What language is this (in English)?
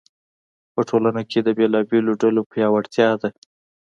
Pashto